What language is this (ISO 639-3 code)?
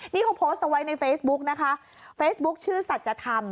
tha